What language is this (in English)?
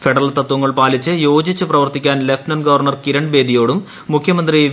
Malayalam